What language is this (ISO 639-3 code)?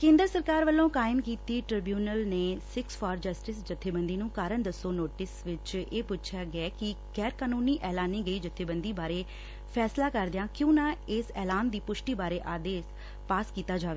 pan